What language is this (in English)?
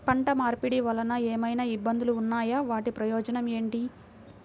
Telugu